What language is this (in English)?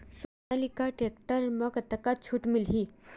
Chhattisgarhi